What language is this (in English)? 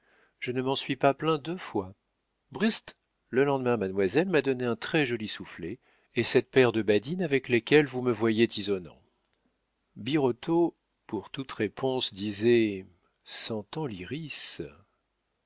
French